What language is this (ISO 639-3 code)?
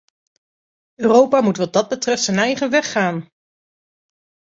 nld